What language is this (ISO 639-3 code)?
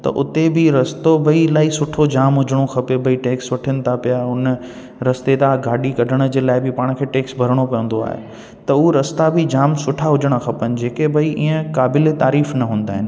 snd